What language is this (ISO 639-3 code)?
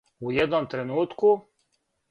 srp